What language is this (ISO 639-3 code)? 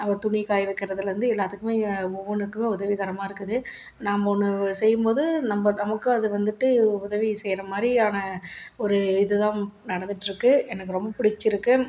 tam